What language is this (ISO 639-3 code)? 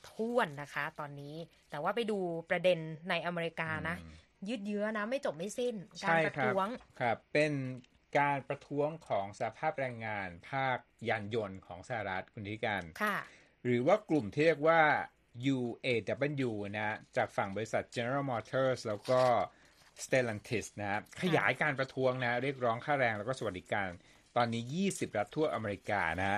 tha